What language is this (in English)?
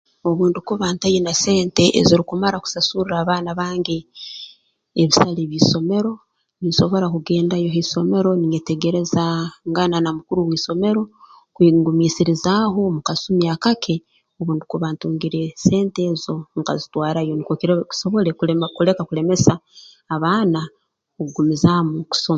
Tooro